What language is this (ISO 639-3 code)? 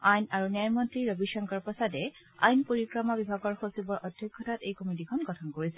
asm